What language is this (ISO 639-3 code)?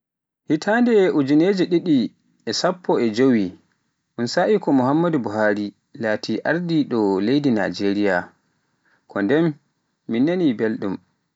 fuf